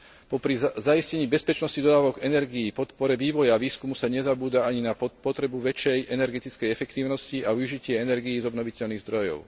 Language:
Slovak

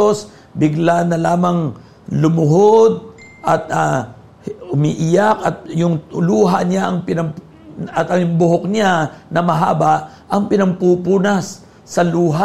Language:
Filipino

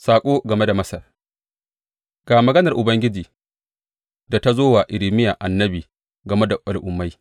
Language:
Hausa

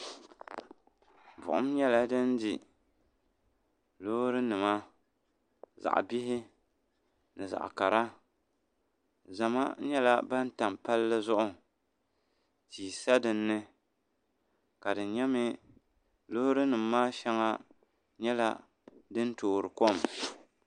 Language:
Dagbani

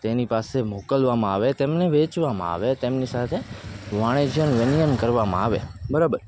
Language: Gujarati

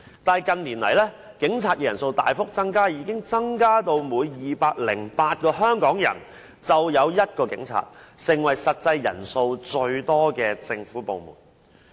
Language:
Cantonese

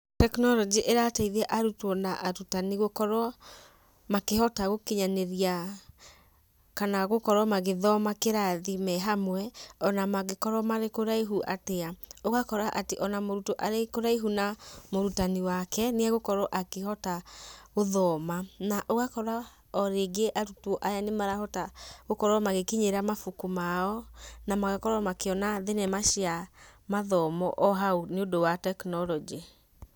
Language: Kikuyu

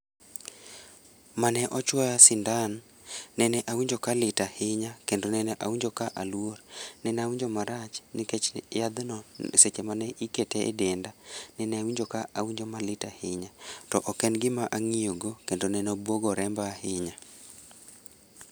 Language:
Luo (Kenya and Tanzania)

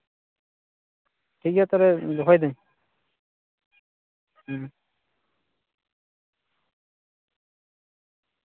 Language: Santali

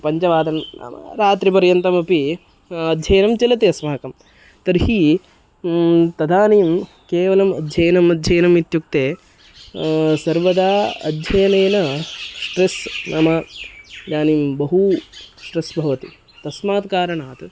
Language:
Sanskrit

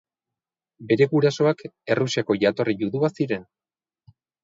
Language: Basque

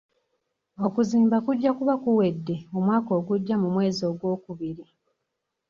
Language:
Ganda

